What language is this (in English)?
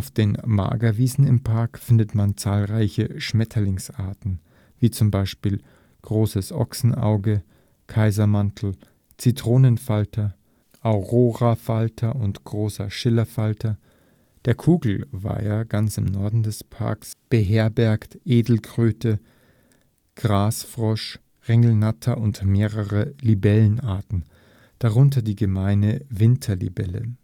German